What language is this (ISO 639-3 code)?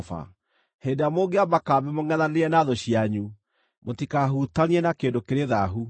kik